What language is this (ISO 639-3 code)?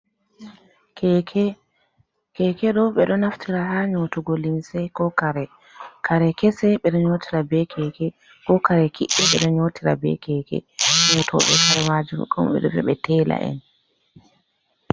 ful